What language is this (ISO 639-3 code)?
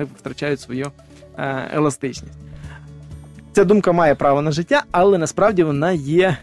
ukr